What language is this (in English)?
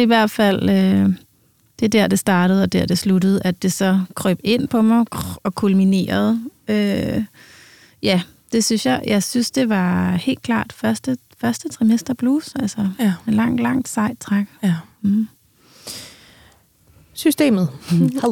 Danish